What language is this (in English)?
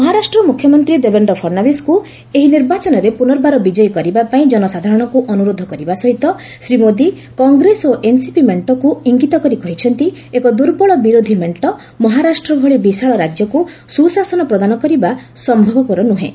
Odia